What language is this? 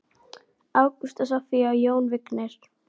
Icelandic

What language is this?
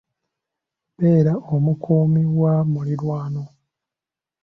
Ganda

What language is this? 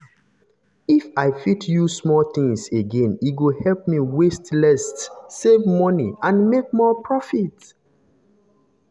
Nigerian Pidgin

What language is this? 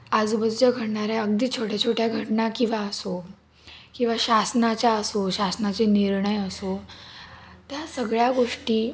Marathi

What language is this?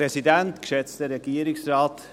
Swiss German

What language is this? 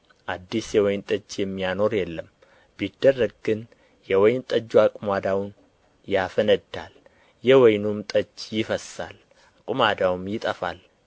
Amharic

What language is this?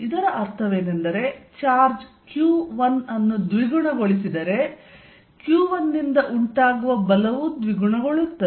Kannada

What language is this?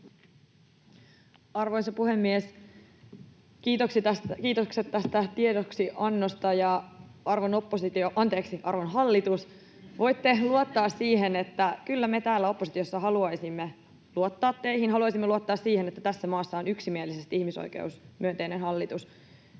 Finnish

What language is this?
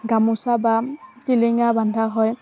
Assamese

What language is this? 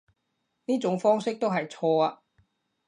Cantonese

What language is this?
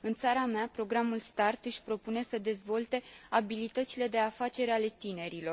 Romanian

